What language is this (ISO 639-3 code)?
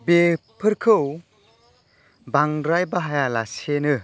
brx